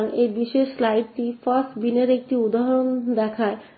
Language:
Bangla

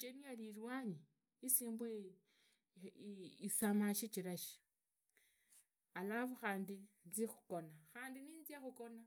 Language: Idakho-Isukha-Tiriki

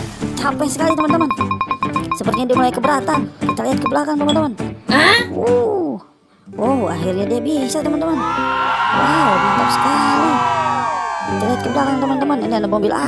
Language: Indonesian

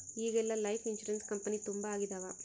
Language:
Kannada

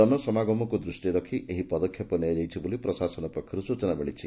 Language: Odia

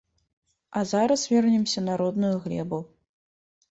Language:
Belarusian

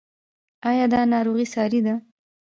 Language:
Pashto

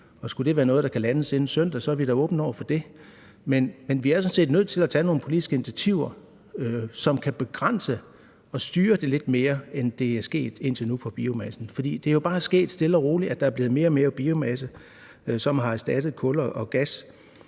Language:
Danish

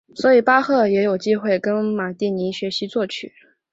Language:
Chinese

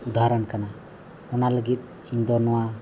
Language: Santali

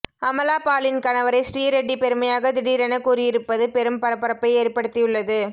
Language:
Tamil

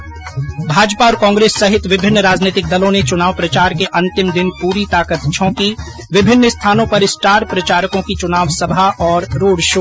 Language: Hindi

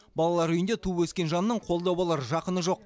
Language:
Kazakh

